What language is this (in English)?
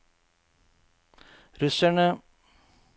Norwegian